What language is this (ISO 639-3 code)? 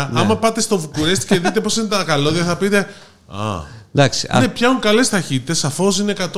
ell